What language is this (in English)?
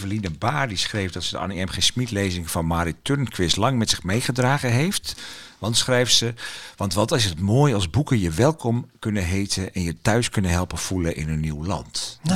Dutch